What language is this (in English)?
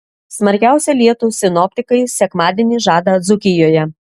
Lithuanian